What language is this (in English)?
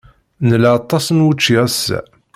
Kabyle